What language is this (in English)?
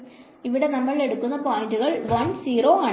Malayalam